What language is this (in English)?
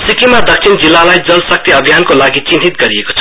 Nepali